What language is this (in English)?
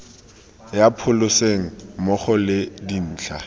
Tswana